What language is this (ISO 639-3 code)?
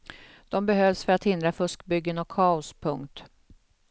swe